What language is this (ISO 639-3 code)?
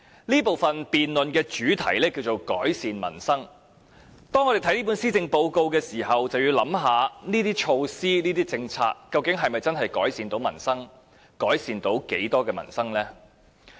yue